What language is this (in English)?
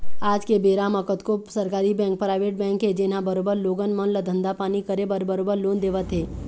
Chhattisgarhi